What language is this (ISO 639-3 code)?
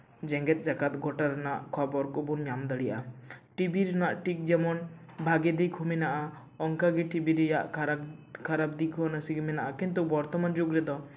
sat